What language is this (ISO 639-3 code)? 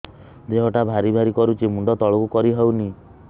ori